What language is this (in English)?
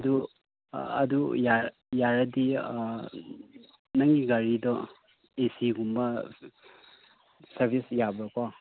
Manipuri